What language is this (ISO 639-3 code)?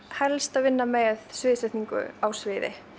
isl